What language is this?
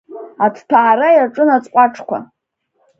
Abkhazian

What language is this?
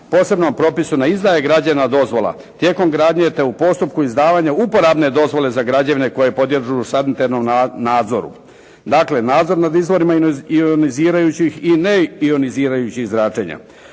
Croatian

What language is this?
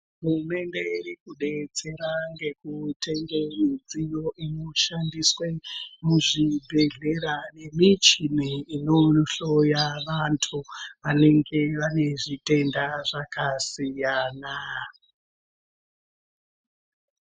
Ndau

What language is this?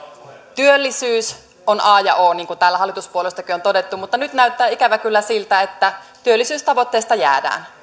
Finnish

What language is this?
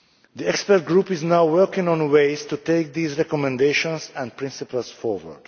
English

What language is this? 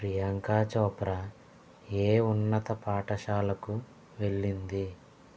Telugu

